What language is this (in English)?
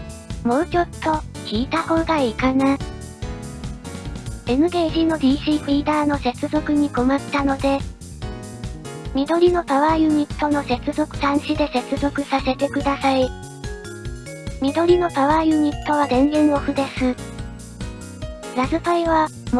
Japanese